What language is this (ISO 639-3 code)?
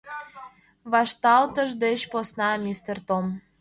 chm